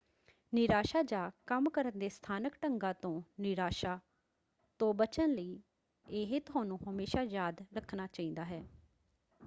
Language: Punjabi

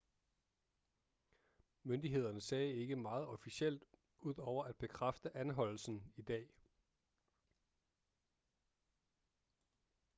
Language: Danish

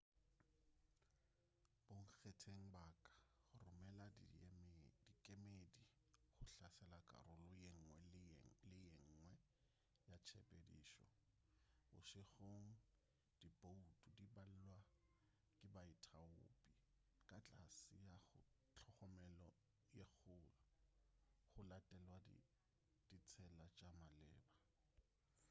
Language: Northern Sotho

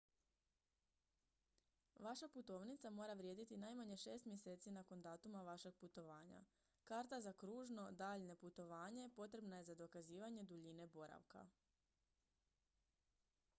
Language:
Croatian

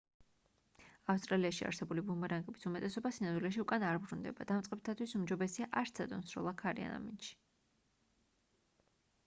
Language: Georgian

